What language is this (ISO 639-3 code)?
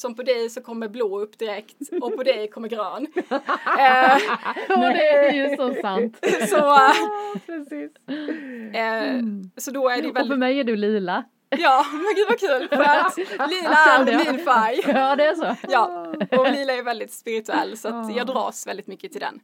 swe